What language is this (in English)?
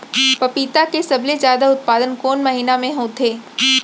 Chhattisgarhi